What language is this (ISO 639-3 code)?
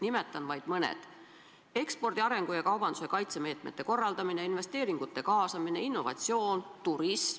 est